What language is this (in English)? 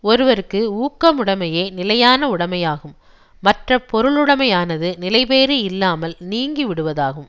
Tamil